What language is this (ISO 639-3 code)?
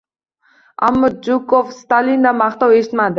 uzb